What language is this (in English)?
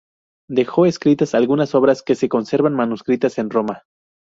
Spanish